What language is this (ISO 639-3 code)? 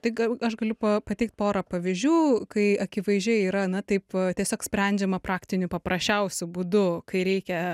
lit